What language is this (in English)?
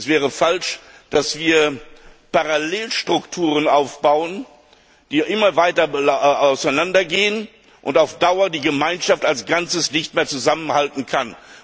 German